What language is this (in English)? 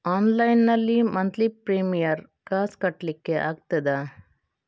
Kannada